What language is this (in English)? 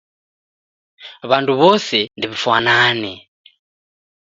Taita